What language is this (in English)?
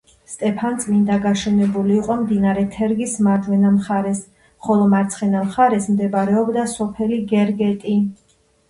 Georgian